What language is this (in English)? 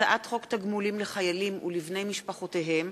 Hebrew